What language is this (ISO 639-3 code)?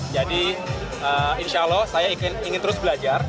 ind